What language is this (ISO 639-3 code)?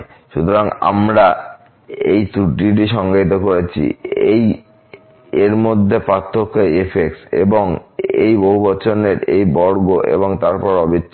ben